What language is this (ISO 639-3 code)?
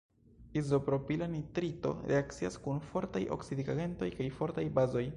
epo